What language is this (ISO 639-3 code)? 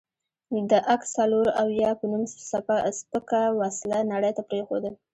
pus